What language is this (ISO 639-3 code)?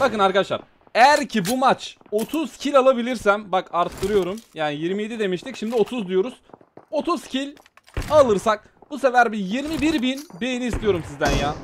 tur